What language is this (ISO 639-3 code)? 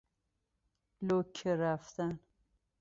fas